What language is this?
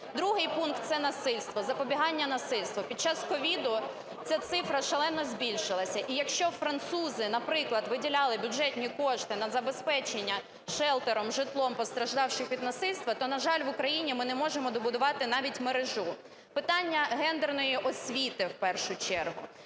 Ukrainian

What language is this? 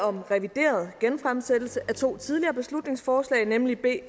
Danish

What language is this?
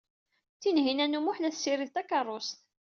Kabyle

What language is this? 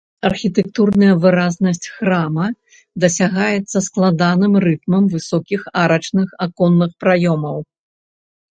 Belarusian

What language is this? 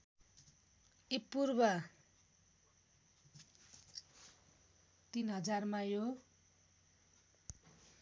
Nepali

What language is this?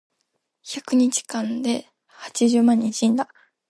Japanese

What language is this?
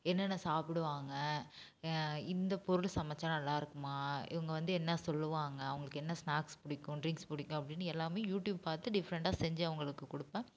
Tamil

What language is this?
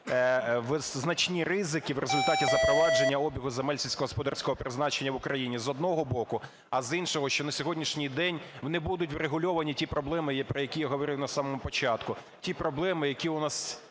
Ukrainian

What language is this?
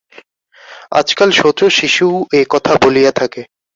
Bangla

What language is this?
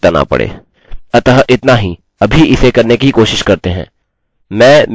Hindi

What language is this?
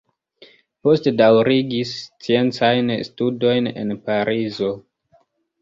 Esperanto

